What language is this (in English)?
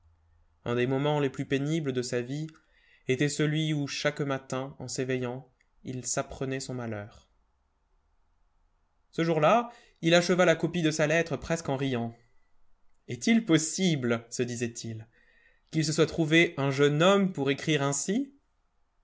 French